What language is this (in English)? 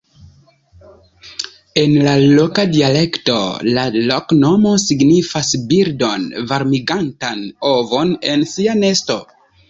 Esperanto